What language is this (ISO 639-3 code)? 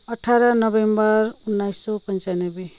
nep